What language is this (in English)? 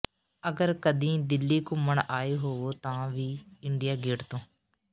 Punjabi